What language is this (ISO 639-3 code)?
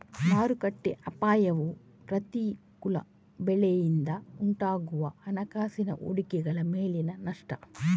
kan